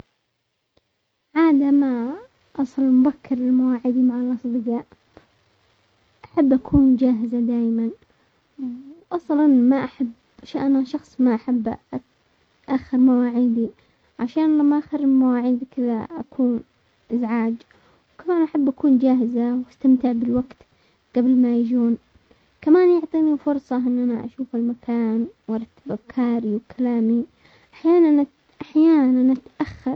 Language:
Omani Arabic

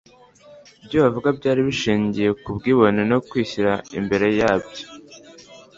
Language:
Kinyarwanda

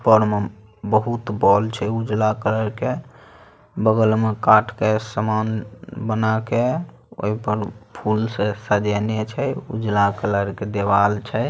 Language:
Magahi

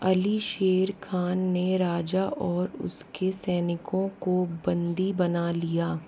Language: Hindi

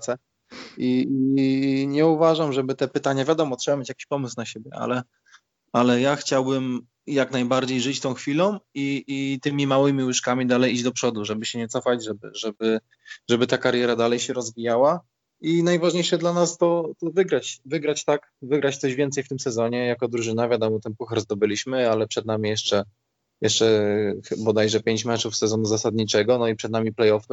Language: Polish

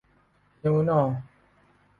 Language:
Thai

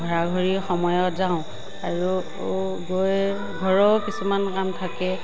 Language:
Assamese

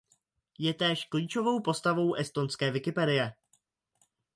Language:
Czech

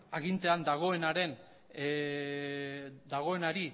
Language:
Basque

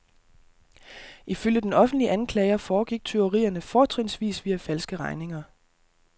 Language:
Danish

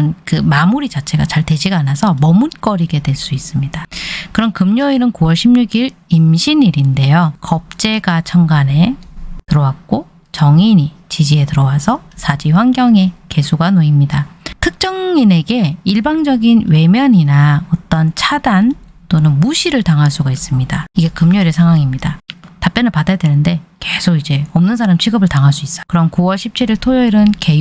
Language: Korean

